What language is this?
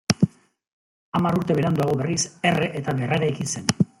Basque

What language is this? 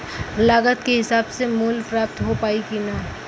Bhojpuri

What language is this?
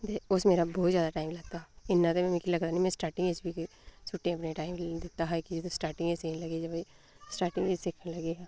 Dogri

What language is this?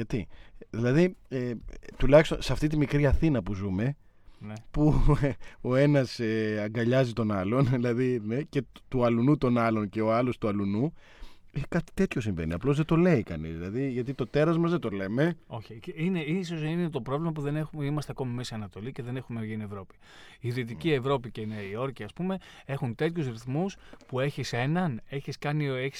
Greek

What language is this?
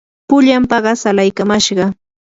Yanahuanca Pasco Quechua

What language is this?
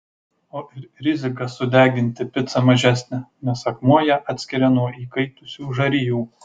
Lithuanian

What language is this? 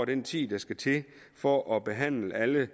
Danish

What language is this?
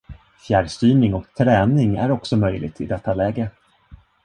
Swedish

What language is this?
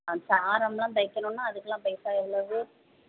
Tamil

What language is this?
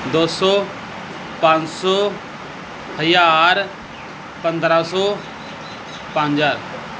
Punjabi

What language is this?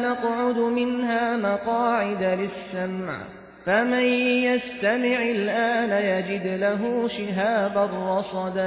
Persian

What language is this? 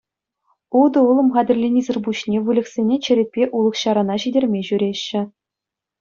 Chuvash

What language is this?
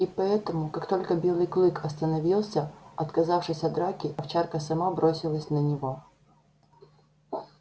Russian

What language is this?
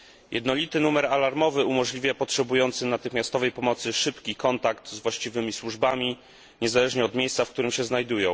Polish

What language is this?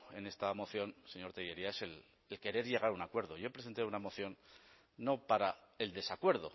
Spanish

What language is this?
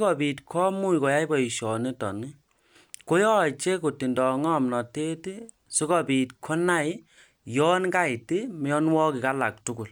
Kalenjin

